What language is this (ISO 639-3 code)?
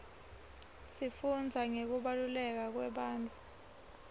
ssw